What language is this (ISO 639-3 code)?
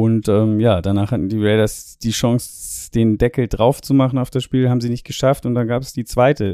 deu